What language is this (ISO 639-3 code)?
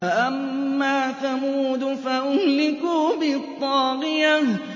ara